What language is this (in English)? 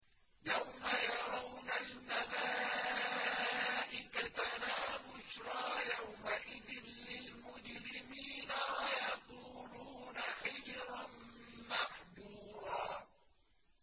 Arabic